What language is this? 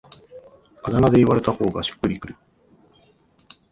Japanese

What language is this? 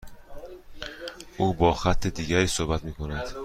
Persian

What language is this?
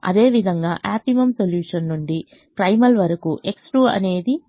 Telugu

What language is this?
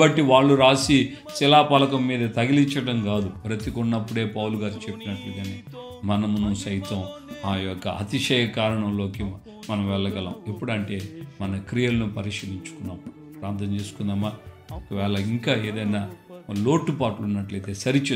Romanian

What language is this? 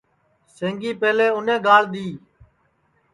Sansi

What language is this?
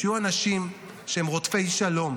Hebrew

